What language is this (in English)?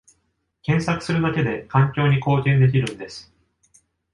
Japanese